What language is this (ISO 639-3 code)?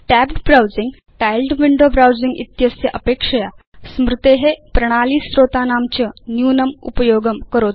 san